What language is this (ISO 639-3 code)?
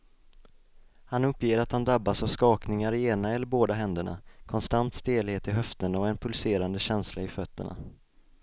swe